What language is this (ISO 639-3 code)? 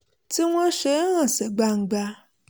yor